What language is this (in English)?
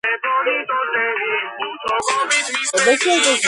Georgian